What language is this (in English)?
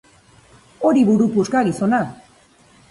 Basque